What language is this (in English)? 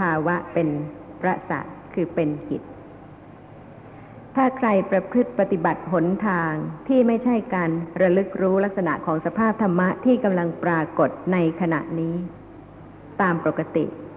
Thai